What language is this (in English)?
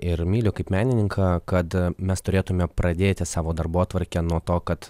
Lithuanian